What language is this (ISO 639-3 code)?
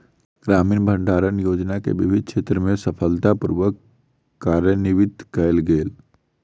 mai